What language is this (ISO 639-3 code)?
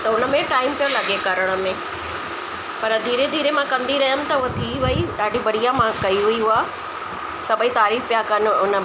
snd